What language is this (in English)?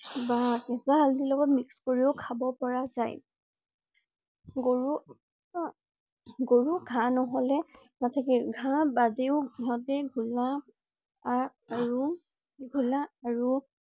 Assamese